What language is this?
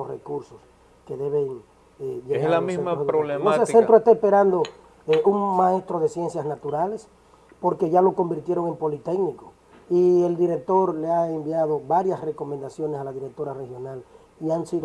Spanish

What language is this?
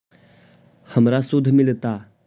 Magahi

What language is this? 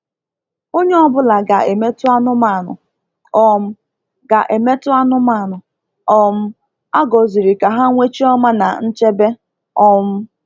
Igbo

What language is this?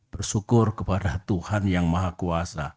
Indonesian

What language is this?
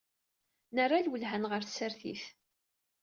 Kabyle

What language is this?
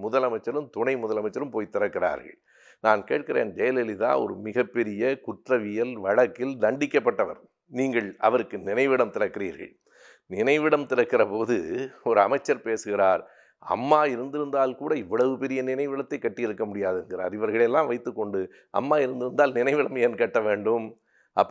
Italian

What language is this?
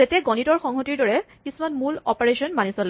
Assamese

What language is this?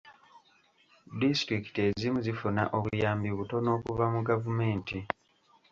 Ganda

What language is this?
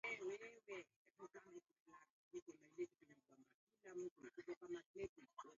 Swahili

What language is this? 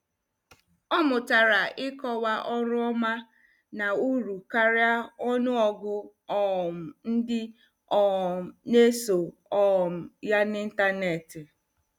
Igbo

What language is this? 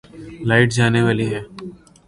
Urdu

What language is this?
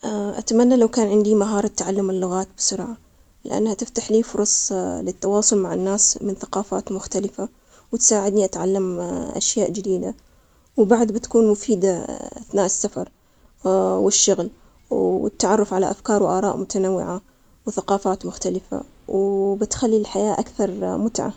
Omani Arabic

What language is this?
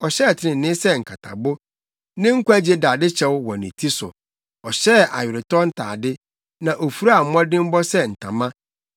Akan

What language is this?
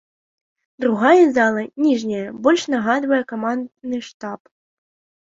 Belarusian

